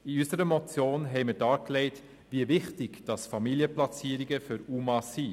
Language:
Swiss German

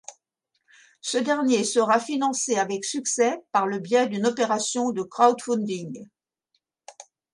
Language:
French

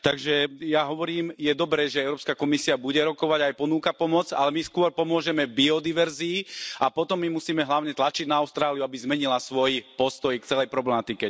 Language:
Slovak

